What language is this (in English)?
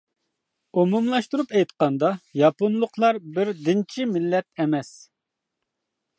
Uyghur